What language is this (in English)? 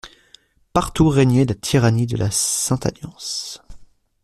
French